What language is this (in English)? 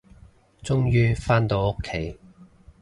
Cantonese